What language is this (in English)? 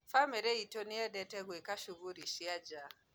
Kikuyu